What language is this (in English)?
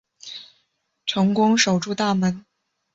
Chinese